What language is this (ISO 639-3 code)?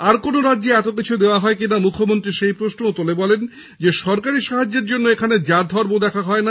ben